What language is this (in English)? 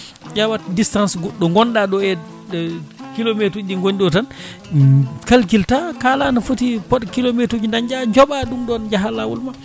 Fula